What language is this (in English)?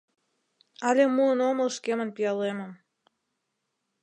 Mari